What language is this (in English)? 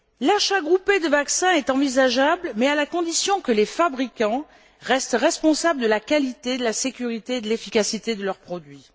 French